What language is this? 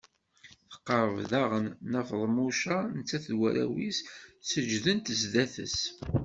Kabyle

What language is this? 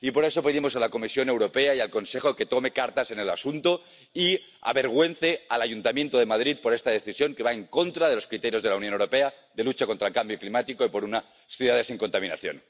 Spanish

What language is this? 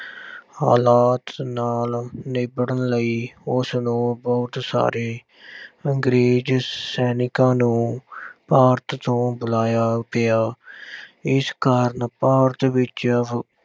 Punjabi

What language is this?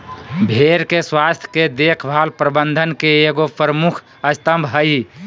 Magahi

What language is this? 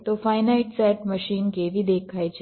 Gujarati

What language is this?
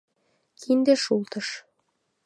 Mari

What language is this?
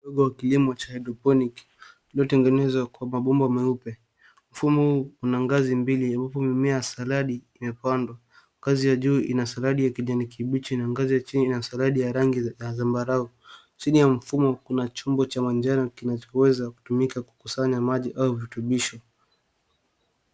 Swahili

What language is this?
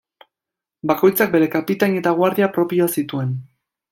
Basque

